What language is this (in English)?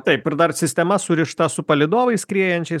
Lithuanian